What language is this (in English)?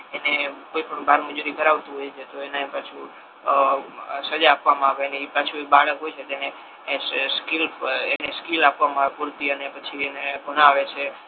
Gujarati